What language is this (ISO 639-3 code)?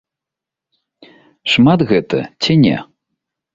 bel